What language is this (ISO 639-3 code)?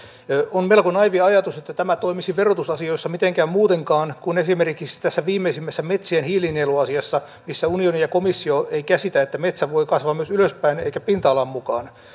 fin